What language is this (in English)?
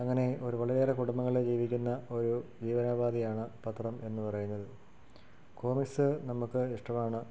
Malayalam